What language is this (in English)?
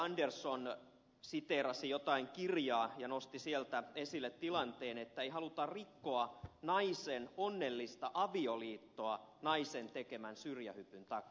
Finnish